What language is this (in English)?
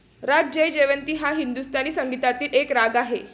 Marathi